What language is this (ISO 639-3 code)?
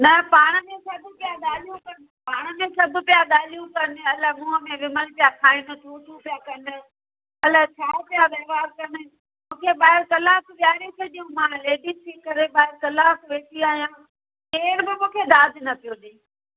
snd